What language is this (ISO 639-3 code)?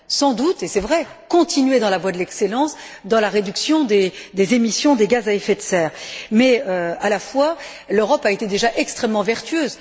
fra